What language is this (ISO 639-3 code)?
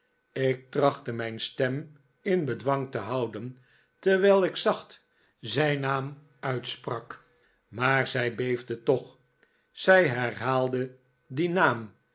nld